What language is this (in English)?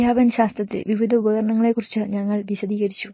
Malayalam